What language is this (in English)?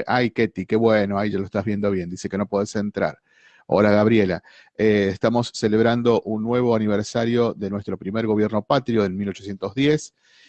Spanish